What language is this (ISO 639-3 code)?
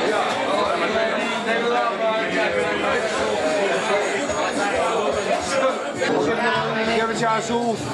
nld